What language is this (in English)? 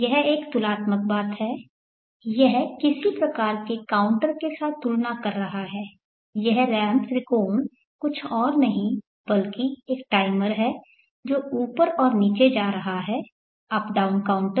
Hindi